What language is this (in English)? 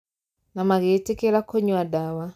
Kikuyu